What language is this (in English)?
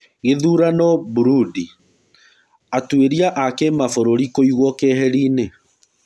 Kikuyu